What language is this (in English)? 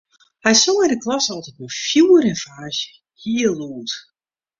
Western Frisian